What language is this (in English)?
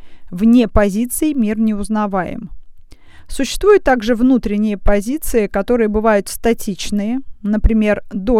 Russian